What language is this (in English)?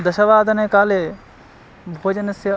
Sanskrit